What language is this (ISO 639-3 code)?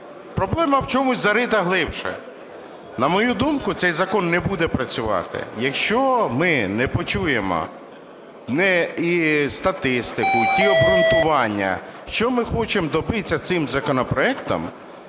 ukr